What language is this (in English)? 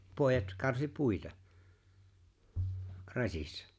Finnish